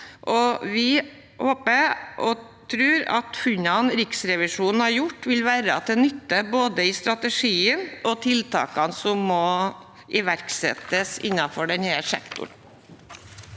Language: Norwegian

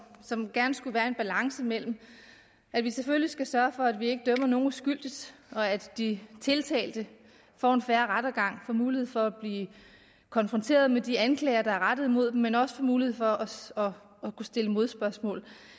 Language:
Danish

